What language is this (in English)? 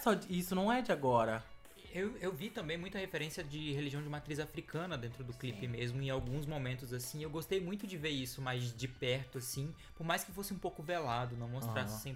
Portuguese